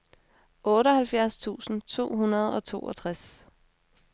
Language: Danish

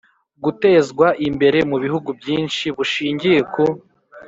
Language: Kinyarwanda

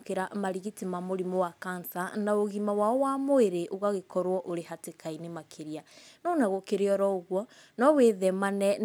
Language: Kikuyu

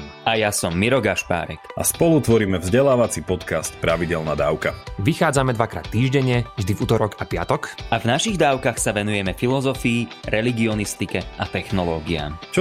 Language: Slovak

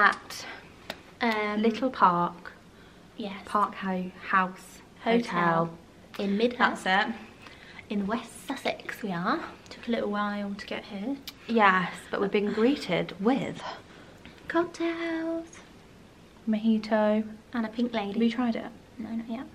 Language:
English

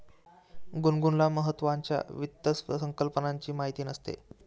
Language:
Marathi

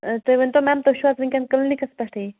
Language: Kashmiri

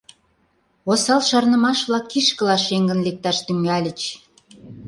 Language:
Mari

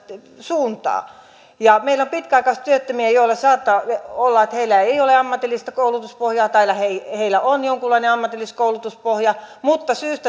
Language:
Finnish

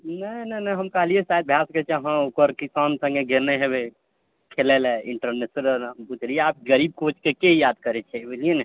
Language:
Maithili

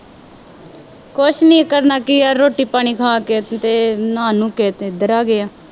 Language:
Punjabi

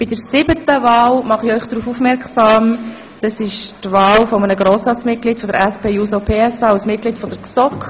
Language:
Swiss German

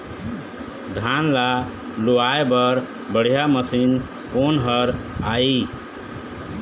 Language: Chhattisgarhi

